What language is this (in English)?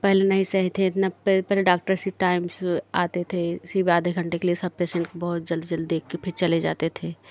Hindi